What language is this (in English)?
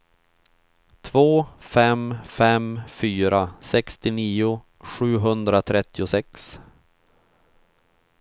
Swedish